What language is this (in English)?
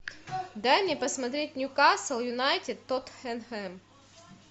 Russian